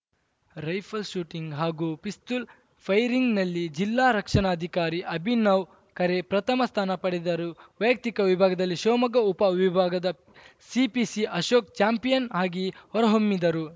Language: Kannada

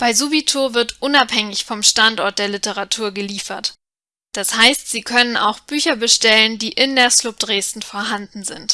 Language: German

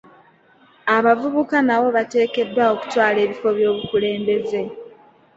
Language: Ganda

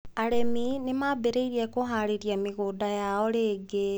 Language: Kikuyu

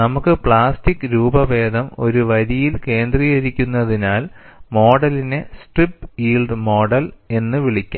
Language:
Malayalam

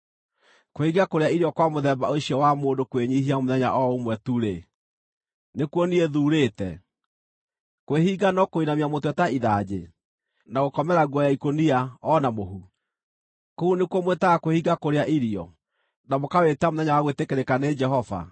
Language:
Kikuyu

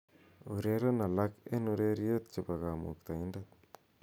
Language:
Kalenjin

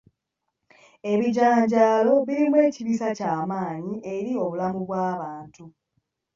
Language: Ganda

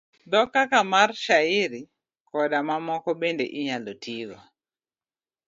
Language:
Luo (Kenya and Tanzania)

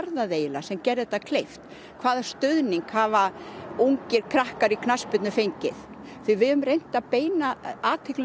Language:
Icelandic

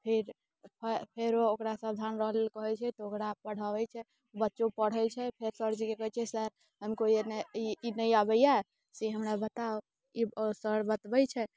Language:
Maithili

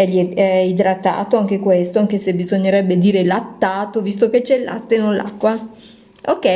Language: Italian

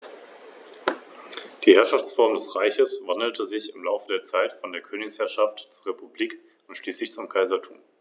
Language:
German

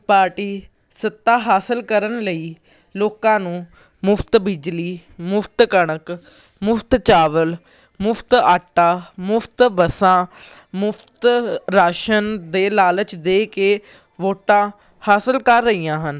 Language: Punjabi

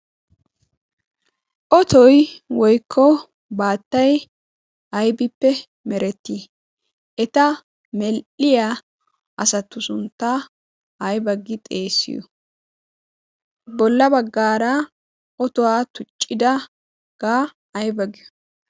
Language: Wolaytta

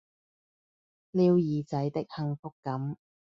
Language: Cantonese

